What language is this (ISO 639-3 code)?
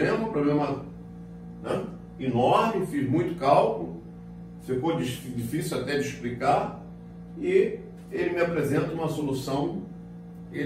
por